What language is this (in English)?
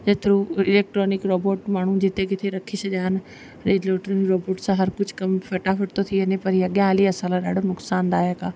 Sindhi